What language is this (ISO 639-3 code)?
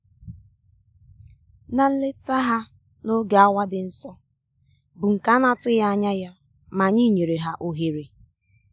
ibo